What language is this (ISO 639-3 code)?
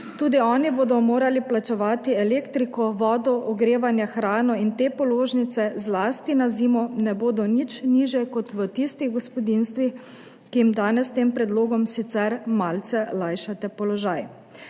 slv